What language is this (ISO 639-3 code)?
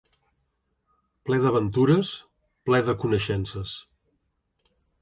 cat